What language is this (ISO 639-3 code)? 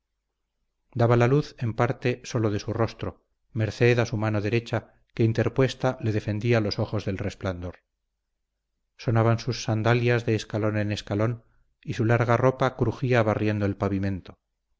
spa